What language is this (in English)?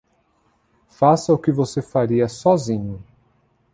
Portuguese